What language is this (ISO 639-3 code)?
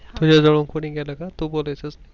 mar